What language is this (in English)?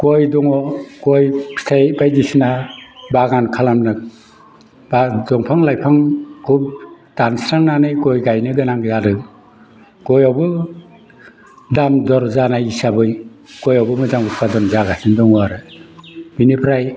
Bodo